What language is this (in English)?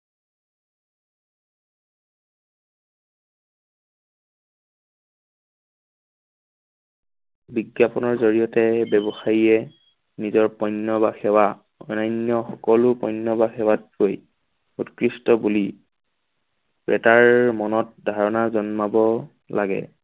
Assamese